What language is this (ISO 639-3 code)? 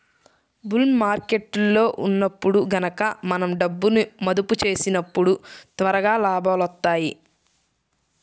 tel